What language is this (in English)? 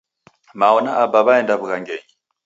Taita